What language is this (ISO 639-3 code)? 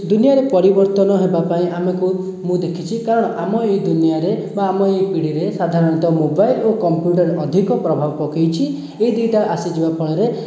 ori